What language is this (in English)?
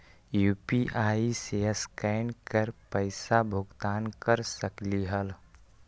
Magahi